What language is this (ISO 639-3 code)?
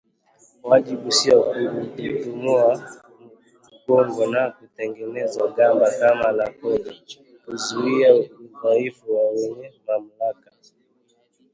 swa